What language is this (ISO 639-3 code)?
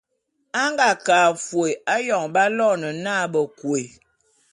bum